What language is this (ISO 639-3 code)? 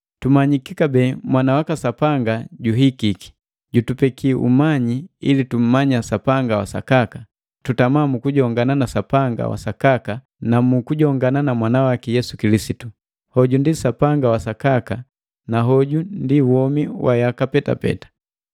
mgv